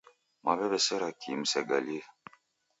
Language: Taita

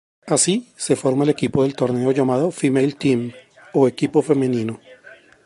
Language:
Spanish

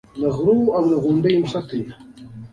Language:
Pashto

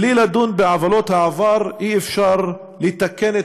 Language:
Hebrew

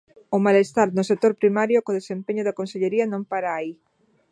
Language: Galician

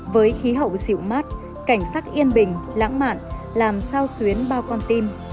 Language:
Vietnamese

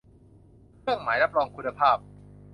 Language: Thai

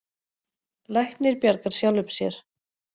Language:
Icelandic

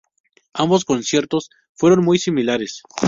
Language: Spanish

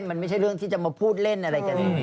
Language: Thai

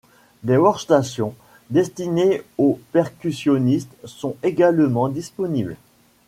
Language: French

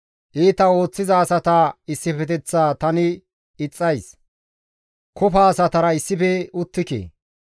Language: Gamo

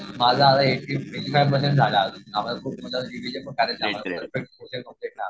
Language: Marathi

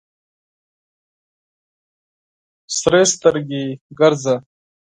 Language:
Pashto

